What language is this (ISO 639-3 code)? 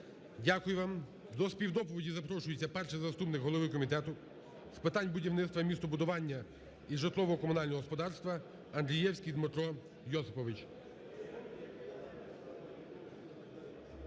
ukr